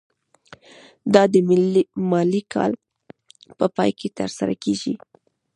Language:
Pashto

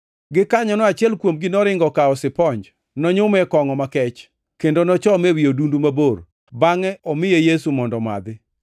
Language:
Luo (Kenya and Tanzania)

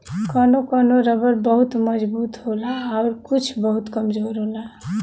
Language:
Bhojpuri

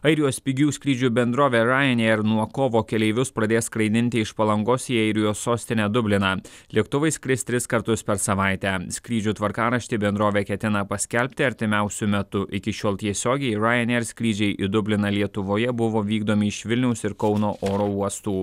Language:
Lithuanian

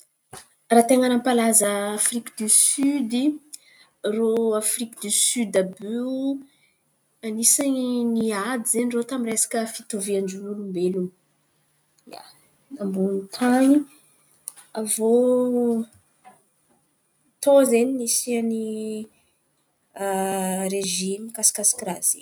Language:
Antankarana Malagasy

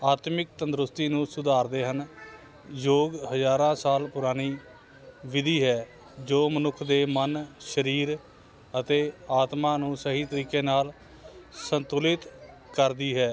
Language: Punjabi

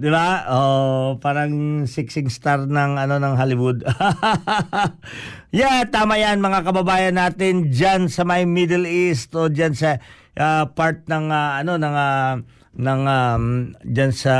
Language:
Filipino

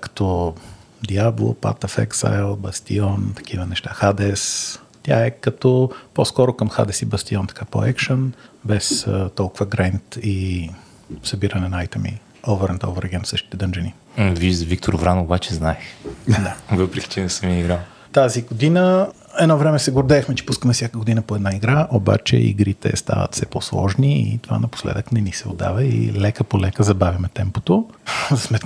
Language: Bulgarian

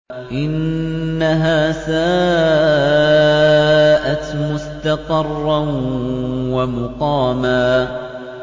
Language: Arabic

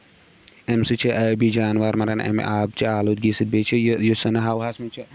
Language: Kashmiri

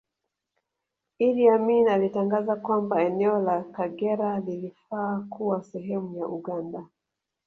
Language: Swahili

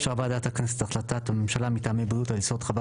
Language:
Hebrew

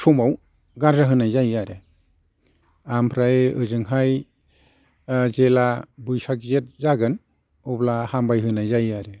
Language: Bodo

